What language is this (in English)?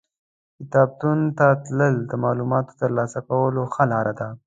Pashto